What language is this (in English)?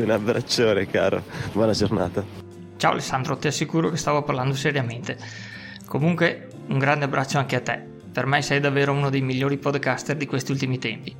Italian